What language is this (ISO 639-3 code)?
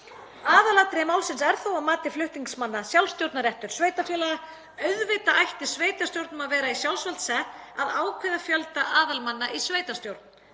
isl